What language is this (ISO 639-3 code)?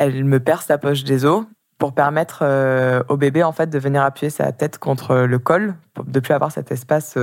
fra